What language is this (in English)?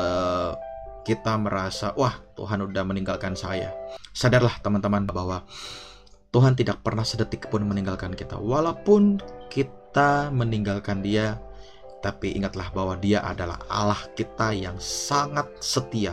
Indonesian